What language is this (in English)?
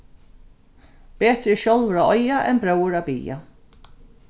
Faroese